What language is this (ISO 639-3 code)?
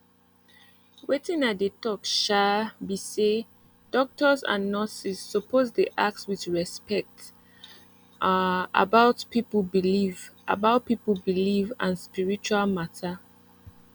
pcm